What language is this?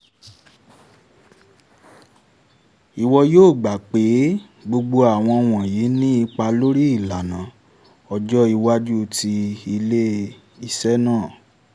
Yoruba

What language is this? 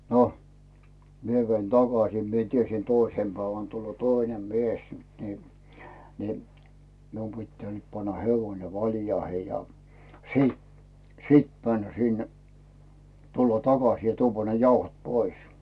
Finnish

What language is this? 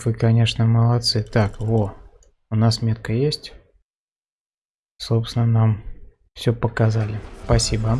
Russian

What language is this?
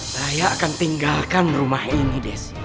Indonesian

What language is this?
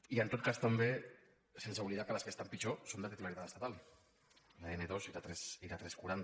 Catalan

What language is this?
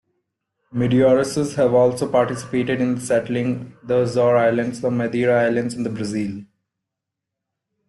English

